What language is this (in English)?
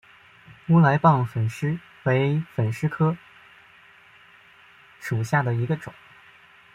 Chinese